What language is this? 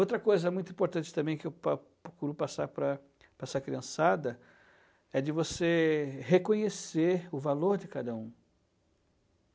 Portuguese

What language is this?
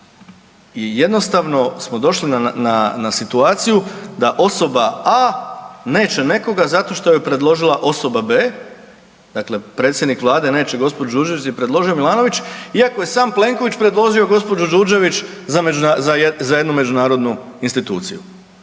Croatian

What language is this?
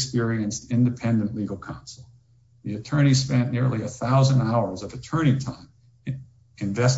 English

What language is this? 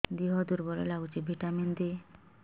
Odia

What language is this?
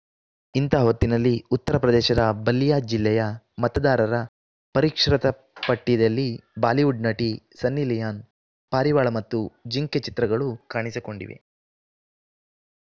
Kannada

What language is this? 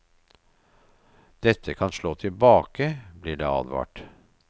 Norwegian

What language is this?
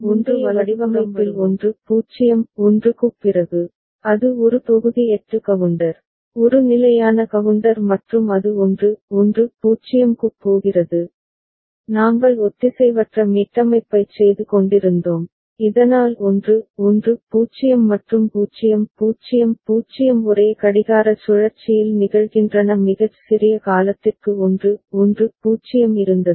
Tamil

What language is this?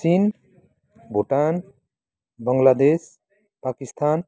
Nepali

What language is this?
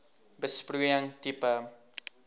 Afrikaans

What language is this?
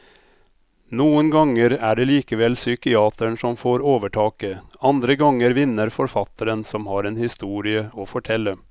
Norwegian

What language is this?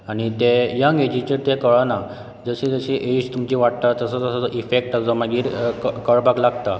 Konkani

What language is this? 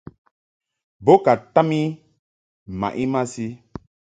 Mungaka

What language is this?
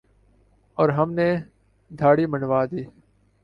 Urdu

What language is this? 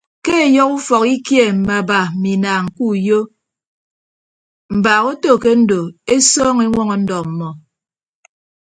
Ibibio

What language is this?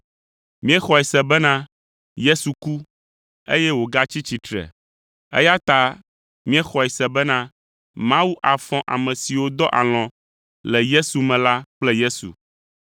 Ewe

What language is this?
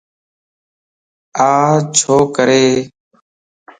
Lasi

